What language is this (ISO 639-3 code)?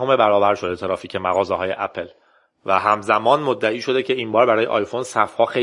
fas